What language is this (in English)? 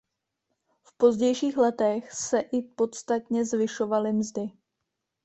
Czech